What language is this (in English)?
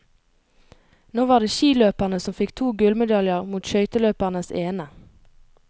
Norwegian